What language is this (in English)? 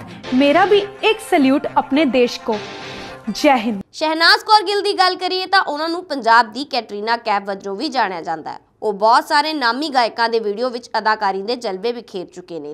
Hindi